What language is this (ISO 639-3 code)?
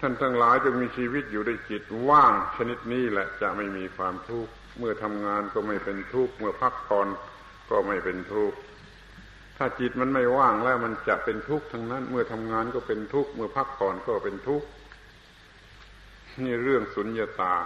tha